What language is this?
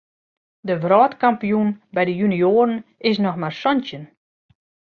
Western Frisian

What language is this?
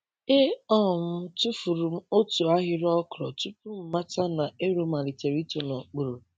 Igbo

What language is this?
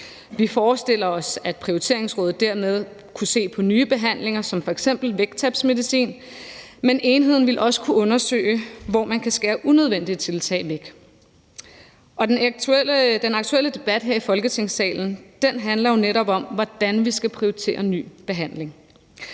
Danish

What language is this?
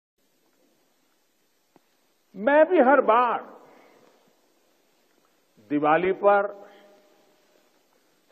Hindi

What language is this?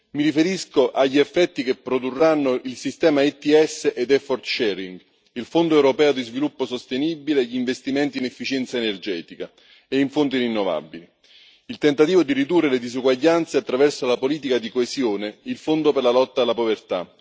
Italian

